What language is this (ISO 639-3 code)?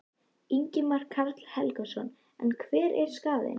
isl